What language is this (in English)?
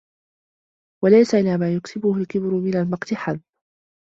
Arabic